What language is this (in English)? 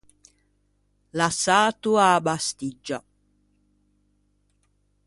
Ligurian